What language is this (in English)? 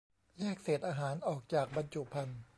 Thai